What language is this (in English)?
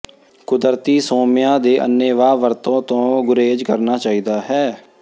Punjabi